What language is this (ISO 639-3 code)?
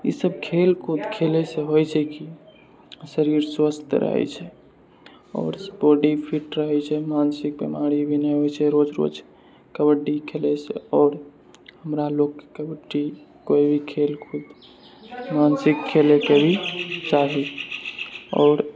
mai